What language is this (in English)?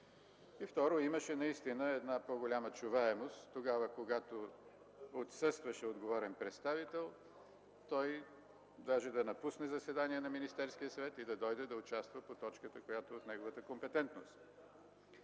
Bulgarian